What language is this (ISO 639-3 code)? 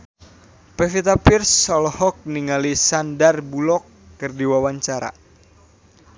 sun